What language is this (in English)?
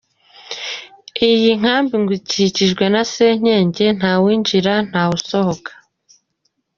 Kinyarwanda